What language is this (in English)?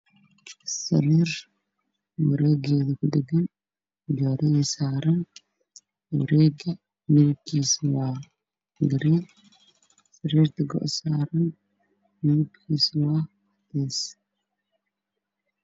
Somali